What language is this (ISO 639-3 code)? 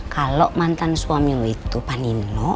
ind